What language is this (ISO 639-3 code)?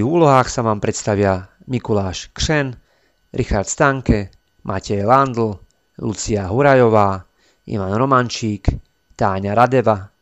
slk